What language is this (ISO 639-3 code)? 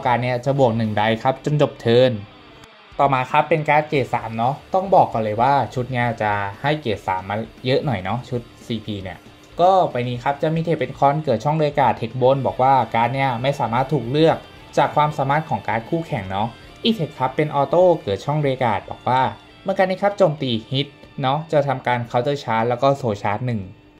tha